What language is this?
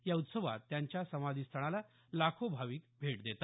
Marathi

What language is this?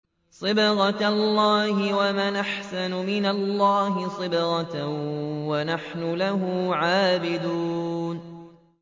Arabic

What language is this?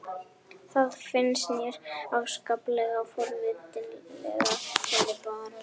Icelandic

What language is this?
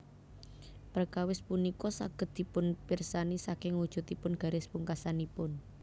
Javanese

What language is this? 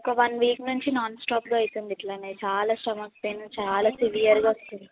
Telugu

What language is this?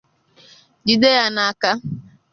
Igbo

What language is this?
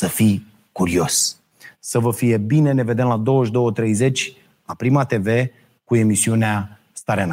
Romanian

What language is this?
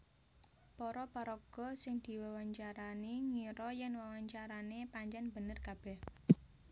Javanese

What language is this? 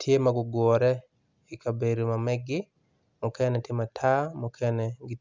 Acoli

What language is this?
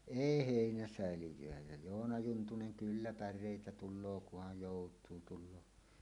Finnish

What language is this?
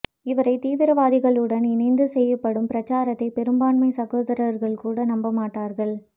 Tamil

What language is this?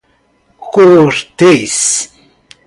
Portuguese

